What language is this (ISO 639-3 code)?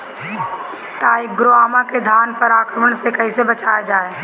bho